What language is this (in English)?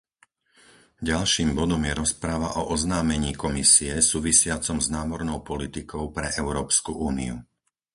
Slovak